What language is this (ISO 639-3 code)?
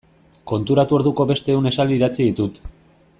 eus